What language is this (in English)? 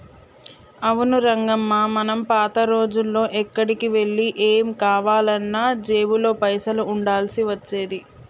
Telugu